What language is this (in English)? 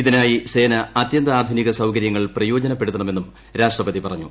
Malayalam